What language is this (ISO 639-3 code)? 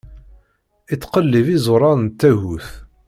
kab